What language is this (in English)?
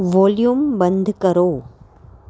Gujarati